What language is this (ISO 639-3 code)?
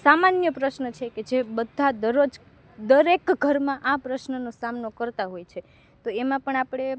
guj